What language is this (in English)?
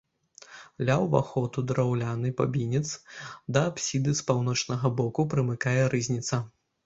Belarusian